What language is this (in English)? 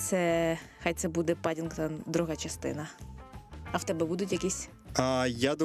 Ukrainian